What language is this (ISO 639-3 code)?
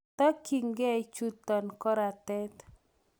kln